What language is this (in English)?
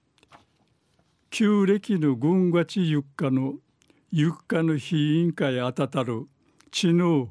Japanese